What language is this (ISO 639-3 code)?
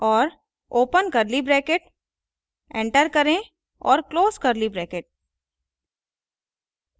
hin